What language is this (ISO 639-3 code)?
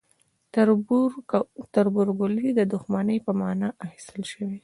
pus